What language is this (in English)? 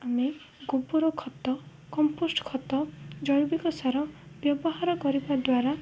Odia